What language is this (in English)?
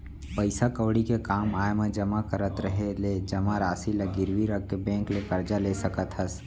Chhattisgarhi